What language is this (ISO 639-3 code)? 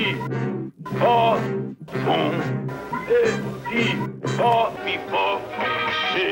por